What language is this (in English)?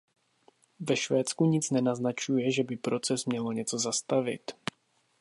Czech